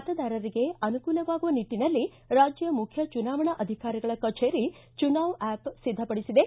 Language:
Kannada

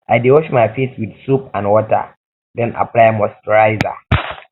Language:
Nigerian Pidgin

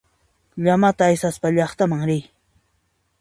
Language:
Puno Quechua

